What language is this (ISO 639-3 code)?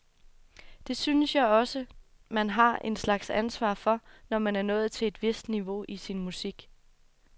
dan